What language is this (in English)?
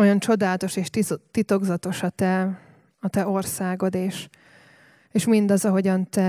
Hungarian